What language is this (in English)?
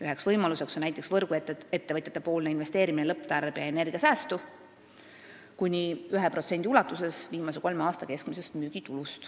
Estonian